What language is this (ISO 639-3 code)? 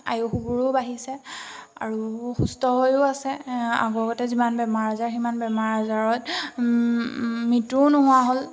asm